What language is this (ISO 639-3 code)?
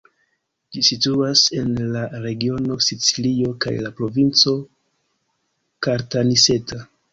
epo